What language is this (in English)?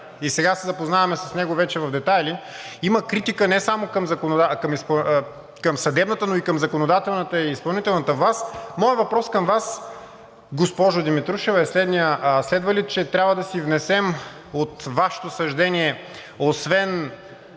Bulgarian